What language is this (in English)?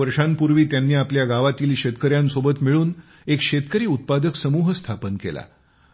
Marathi